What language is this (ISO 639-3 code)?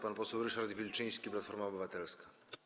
pol